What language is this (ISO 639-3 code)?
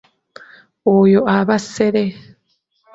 lug